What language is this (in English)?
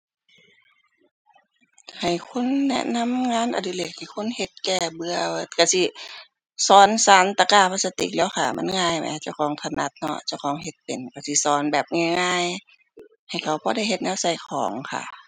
Thai